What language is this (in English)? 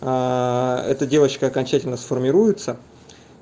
Russian